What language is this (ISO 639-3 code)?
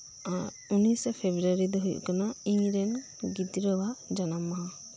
sat